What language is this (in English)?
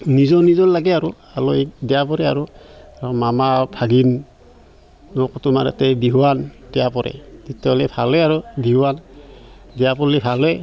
Assamese